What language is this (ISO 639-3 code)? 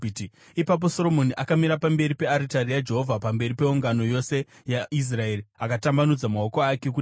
sna